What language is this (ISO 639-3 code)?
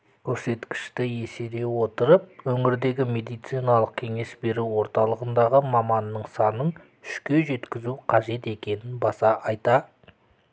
kaz